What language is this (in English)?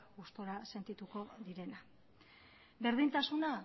Basque